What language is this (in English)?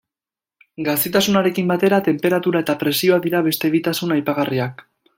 Basque